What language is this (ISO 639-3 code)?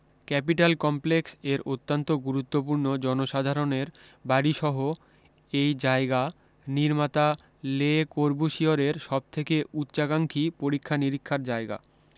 ben